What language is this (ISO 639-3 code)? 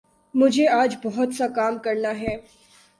urd